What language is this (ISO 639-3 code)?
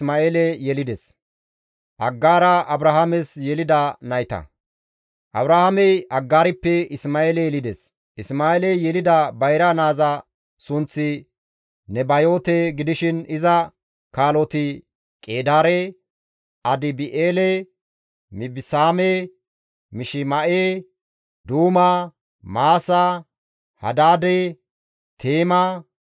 gmv